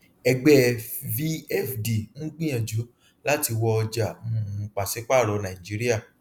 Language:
Yoruba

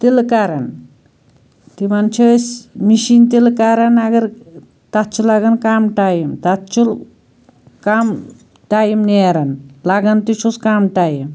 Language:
Kashmiri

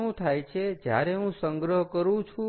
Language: Gujarati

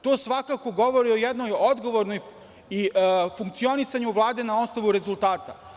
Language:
Serbian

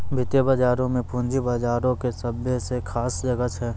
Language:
Maithili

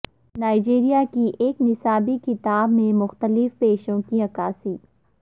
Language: Urdu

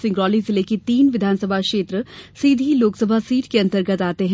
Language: Hindi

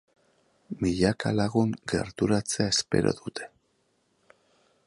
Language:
Basque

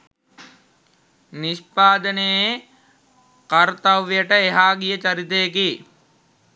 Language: Sinhala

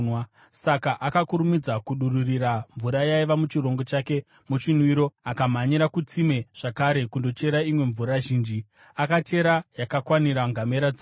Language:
Shona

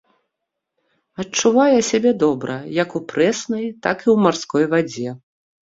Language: Belarusian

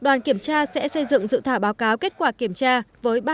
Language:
Vietnamese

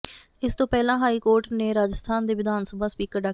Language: Punjabi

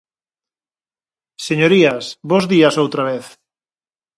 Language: Galician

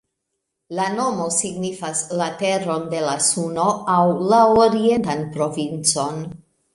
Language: Esperanto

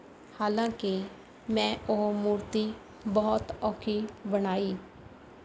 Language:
Punjabi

